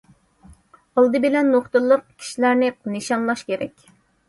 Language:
Uyghur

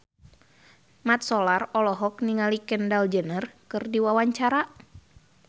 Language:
Sundanese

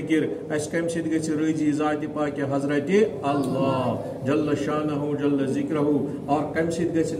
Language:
Turkish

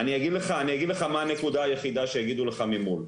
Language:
Hebrew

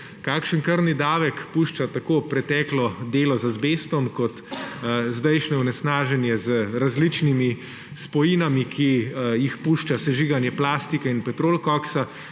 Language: Slovenian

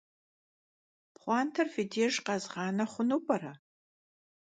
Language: Kabardian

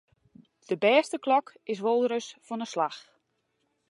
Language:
Western Frisian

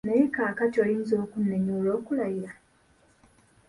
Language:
Ganda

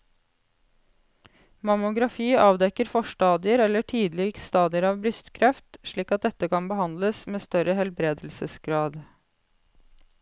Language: Norwegian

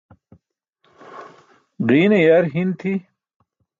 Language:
Burushaski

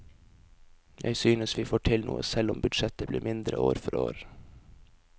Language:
Norwegian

